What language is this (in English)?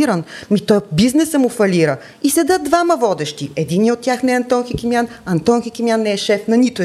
Bulgarian